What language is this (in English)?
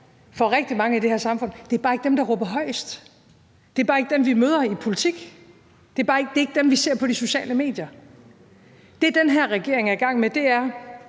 Danish